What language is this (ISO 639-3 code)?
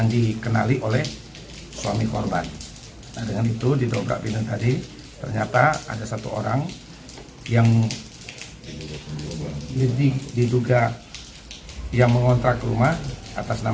ind